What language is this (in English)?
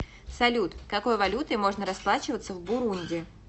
Russian